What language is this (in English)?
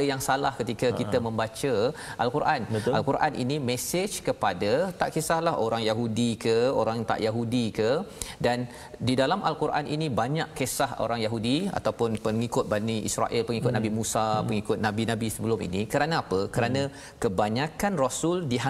Malay